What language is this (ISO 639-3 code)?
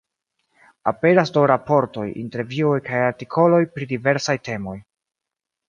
epo